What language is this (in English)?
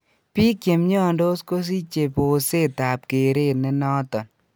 Kalenjin